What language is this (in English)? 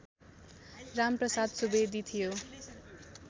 Nepali